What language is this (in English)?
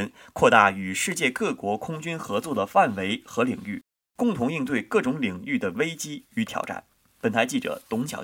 Chinese